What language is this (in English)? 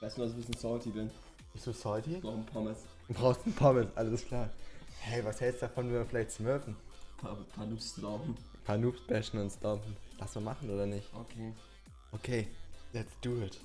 German